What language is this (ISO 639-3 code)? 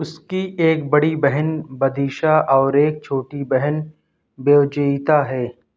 urd